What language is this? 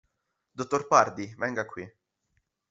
Italian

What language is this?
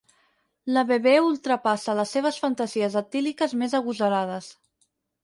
Catalan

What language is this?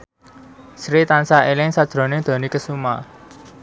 Javanese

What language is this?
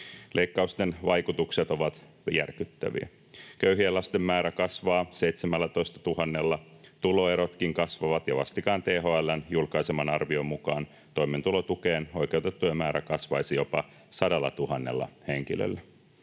Finnish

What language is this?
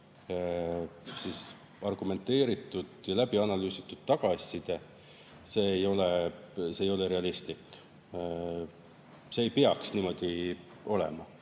Estonian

